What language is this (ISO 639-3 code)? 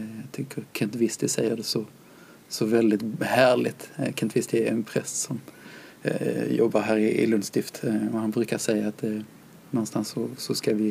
swe